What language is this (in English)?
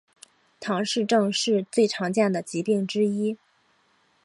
Chinese